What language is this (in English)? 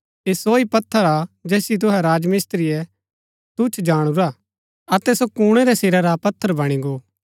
Gaddi